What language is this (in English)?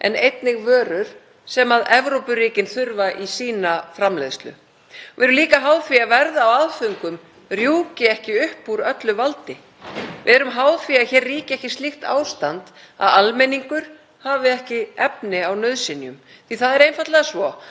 Icelandic